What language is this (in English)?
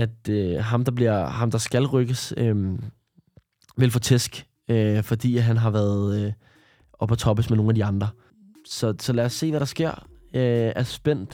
Danish